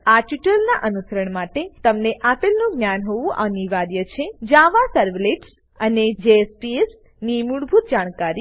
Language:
Gujarati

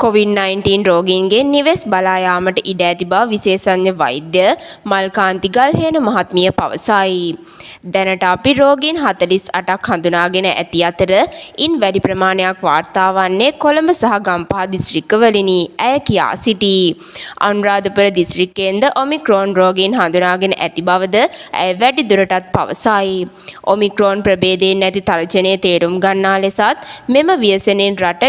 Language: Romanian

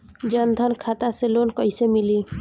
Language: Bhojpuri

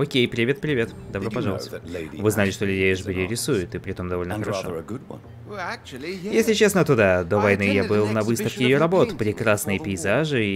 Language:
Russian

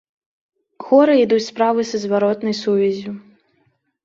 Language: Belarusian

